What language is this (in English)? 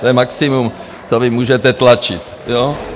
Czech